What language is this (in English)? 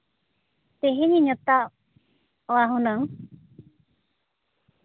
Santali